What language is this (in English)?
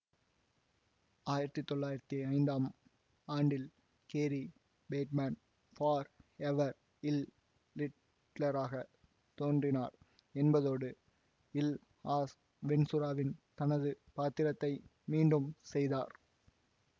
Tamil